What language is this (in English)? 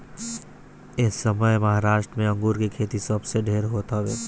Bhojpuri